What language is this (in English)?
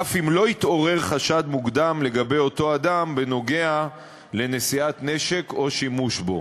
Hebrew